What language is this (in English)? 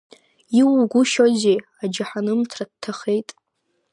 Abkhazian